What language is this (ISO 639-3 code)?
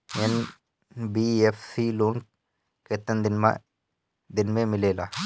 bho